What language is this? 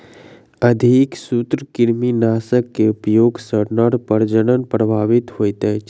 Maithili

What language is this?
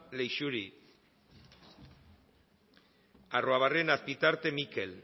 Basque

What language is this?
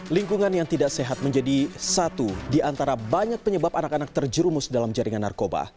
Indonesian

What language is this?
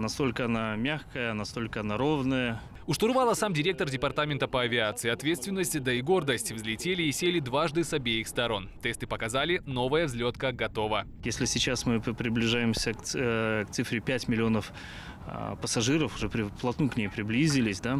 Russian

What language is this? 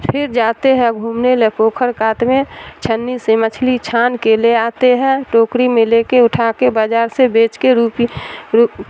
Urdu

